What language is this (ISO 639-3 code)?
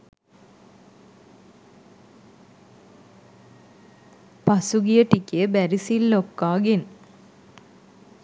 sin